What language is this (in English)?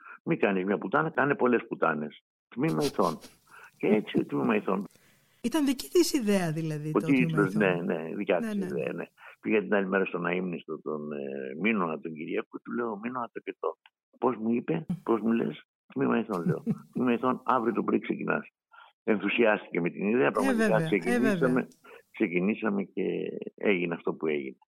Greek